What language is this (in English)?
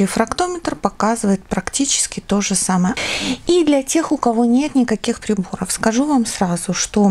Russian